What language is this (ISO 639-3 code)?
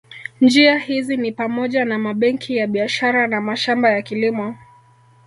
swa